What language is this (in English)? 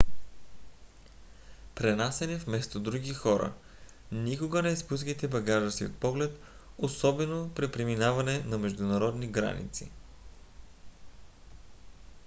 Bulgarian